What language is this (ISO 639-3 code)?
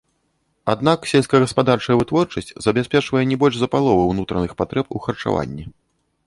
bel